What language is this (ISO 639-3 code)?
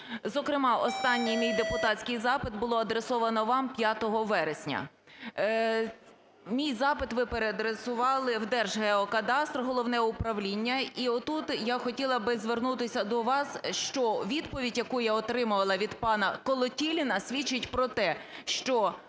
ukr